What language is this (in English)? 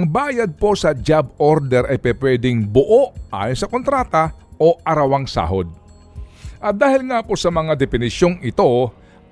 Filipino